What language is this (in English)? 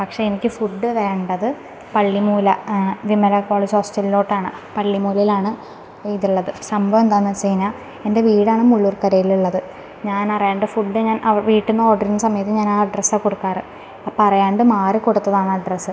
Malayalam